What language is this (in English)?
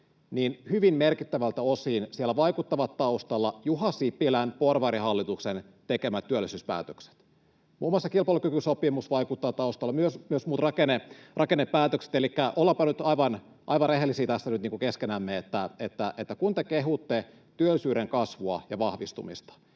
Finnish